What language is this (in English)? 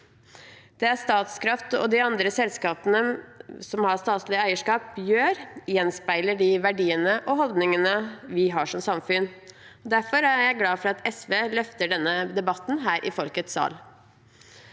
Norwegian